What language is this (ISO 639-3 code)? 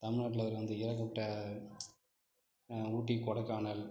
tam